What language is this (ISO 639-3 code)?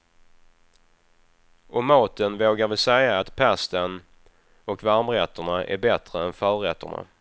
swe